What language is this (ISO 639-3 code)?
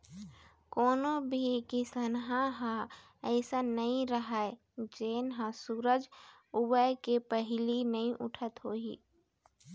hne